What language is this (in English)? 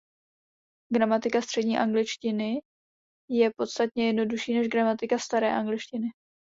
Czech